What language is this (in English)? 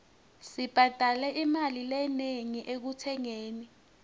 Swati